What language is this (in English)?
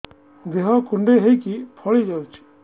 Odia